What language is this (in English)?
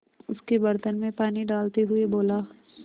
Hindi